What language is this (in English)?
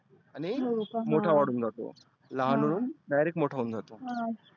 Marathi